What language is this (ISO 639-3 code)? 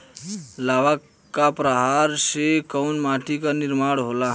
bho